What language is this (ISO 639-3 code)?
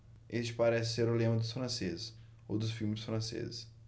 por